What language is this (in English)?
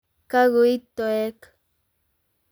Kalenjin